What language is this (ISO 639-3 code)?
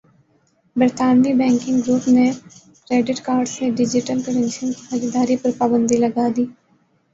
urd